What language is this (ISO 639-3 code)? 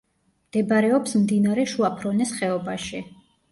kat